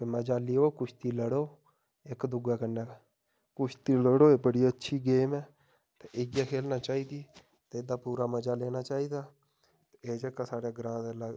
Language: Dogri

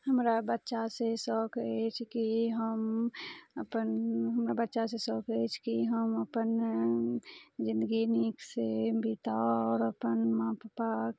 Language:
Maithili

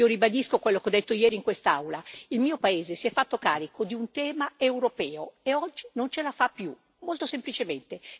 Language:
Italian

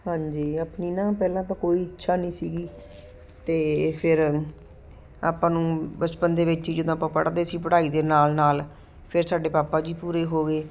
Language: Punjabi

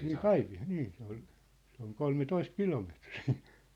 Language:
Finnish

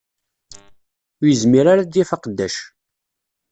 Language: Kabyle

